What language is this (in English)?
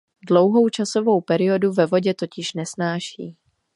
Czech